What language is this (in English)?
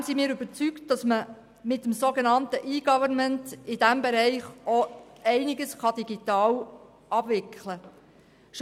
Swiss German